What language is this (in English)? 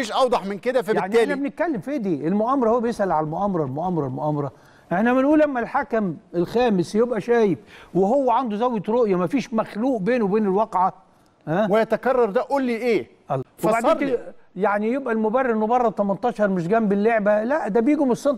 Arabic